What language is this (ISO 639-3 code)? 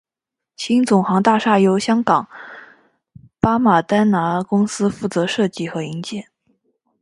zho